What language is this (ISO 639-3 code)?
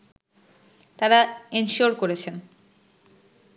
ben